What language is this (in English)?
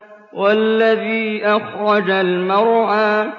Arabic